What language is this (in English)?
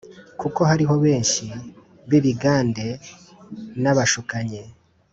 Kinyarwanda